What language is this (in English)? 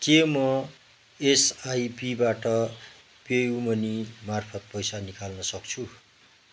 Nepali